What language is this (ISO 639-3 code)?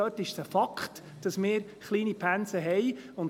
gsw